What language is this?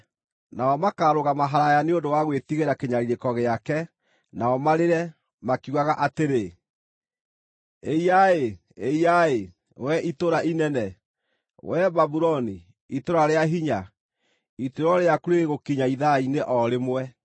Kikuyu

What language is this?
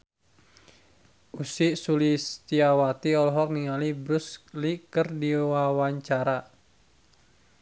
Sundanese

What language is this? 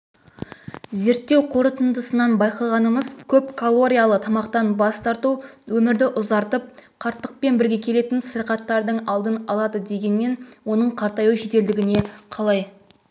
Kazakh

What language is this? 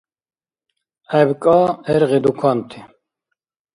Dargwa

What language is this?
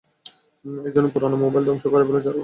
Bangla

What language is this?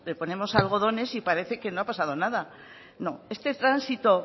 Spanish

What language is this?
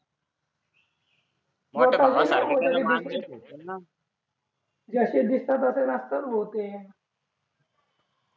Marathi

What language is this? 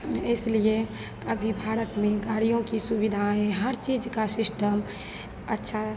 Hindi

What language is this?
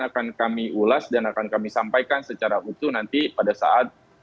Indonesian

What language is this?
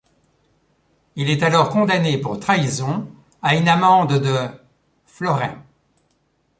French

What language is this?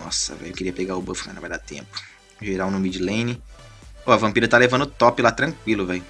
Portuguese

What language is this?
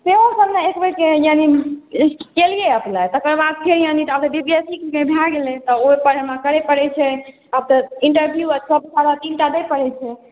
Maithili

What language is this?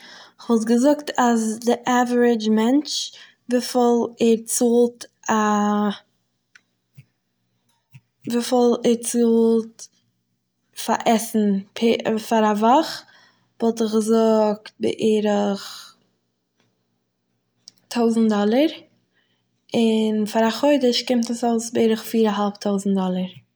Yiddish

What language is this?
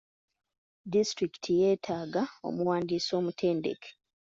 Ganda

